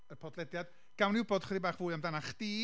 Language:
Welsh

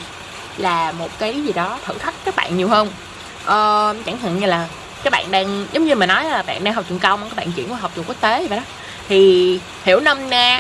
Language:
Vietnamese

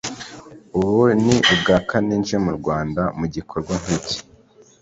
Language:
Kinyarwanda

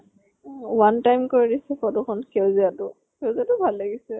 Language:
Assamese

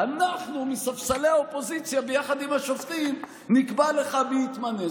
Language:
Hebrew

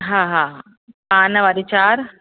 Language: Sindhi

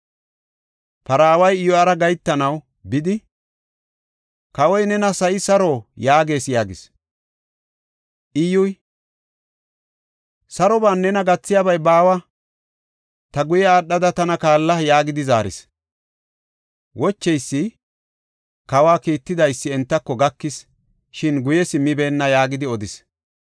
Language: Gofa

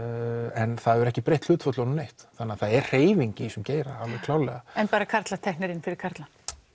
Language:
Icelandic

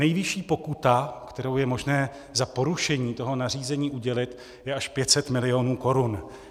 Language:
Czech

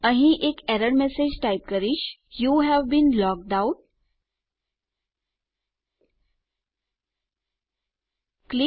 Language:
Gujarati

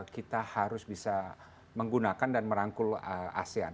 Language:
Indonesian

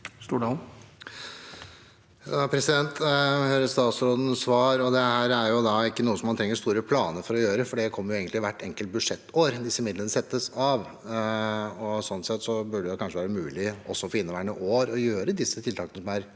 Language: Norwegian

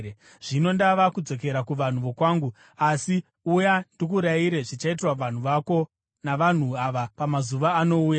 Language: Shona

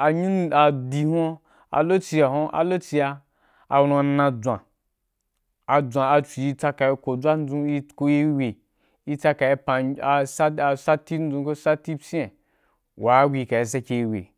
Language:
Wapan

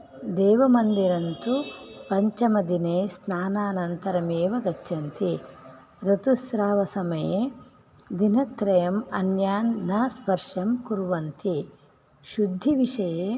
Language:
Sanskrit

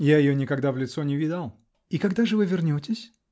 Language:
Russian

